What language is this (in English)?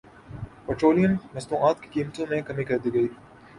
Urdu